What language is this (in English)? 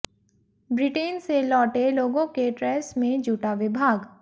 Hindi